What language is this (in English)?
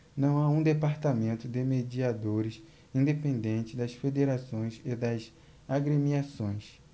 Portuguese